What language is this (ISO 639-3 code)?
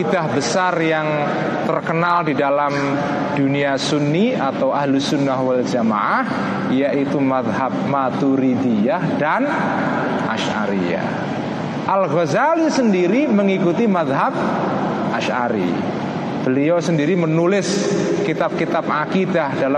ind